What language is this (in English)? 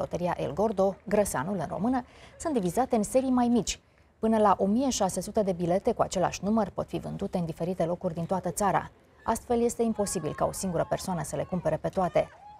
Romanian